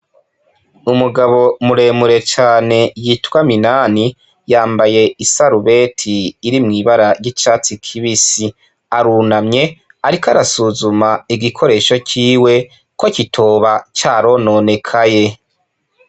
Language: Rundi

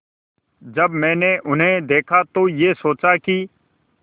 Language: Hindi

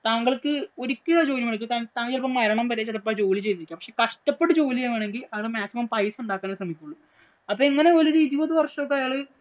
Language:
Malayalam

